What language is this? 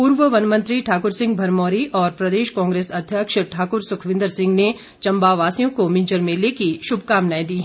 Hindi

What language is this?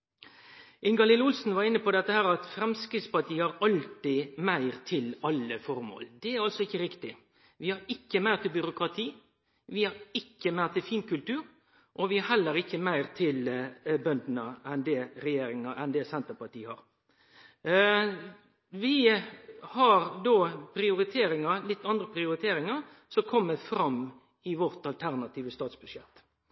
Norwegian Nynorsk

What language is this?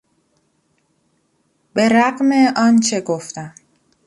Persian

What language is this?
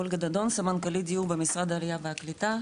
Hebrew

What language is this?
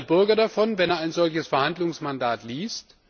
German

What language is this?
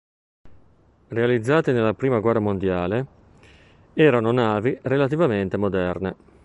Italian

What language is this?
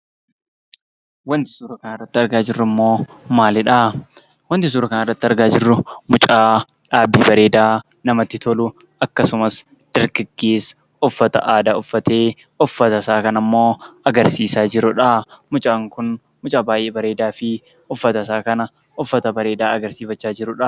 Oromo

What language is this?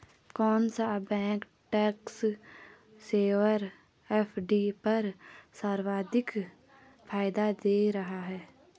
Hindi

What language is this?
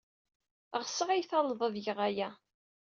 Kabyle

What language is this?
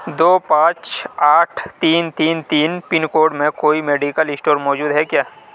Urdu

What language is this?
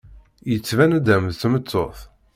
Kabyle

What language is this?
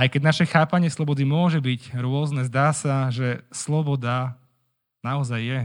Slovak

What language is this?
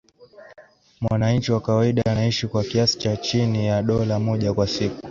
Swahili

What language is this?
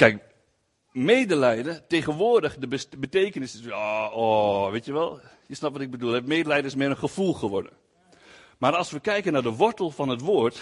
Dutch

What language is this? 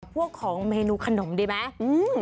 Thai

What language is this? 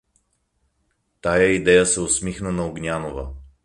Bulgarian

